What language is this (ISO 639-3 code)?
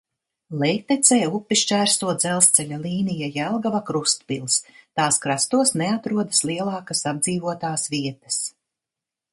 lav